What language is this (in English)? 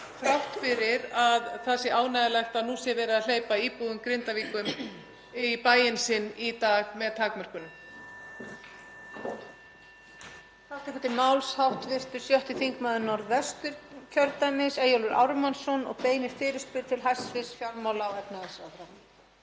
Icelandic